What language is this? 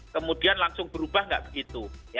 Indonesian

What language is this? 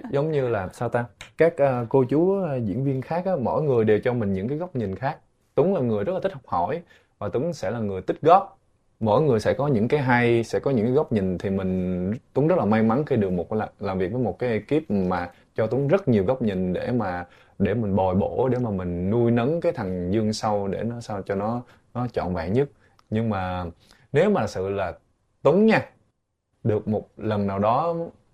Vietnamese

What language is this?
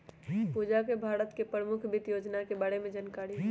Magahi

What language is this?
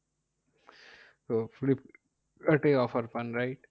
Bangla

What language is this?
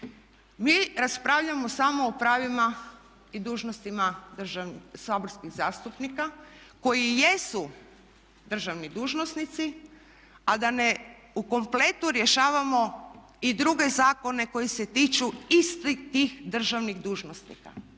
Croatian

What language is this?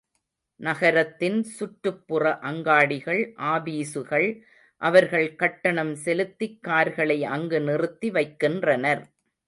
Tamil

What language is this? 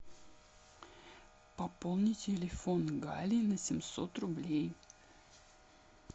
Russian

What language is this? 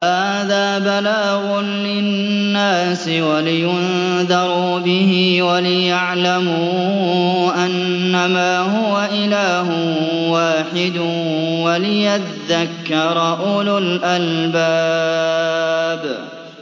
Arabic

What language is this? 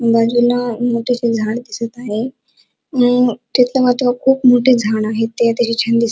Marathi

